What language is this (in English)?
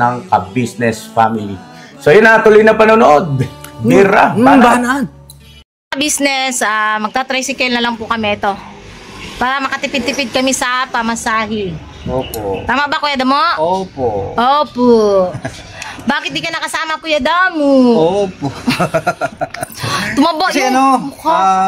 Filipino